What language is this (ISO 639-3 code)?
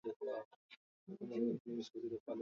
swa